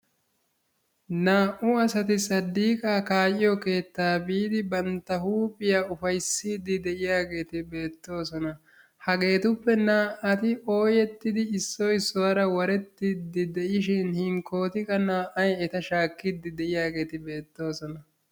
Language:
Wolaytta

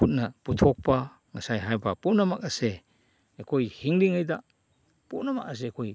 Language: Manipuri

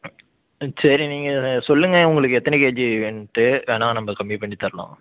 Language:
Tamil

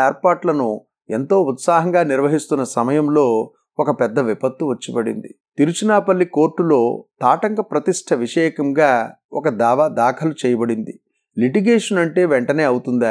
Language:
Telugu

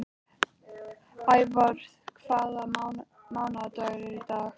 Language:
Icelandic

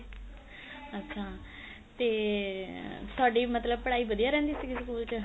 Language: Punjabi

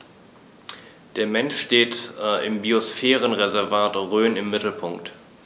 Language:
German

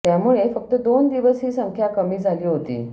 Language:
Marathi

